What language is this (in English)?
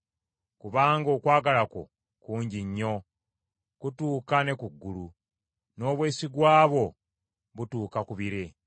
Ganda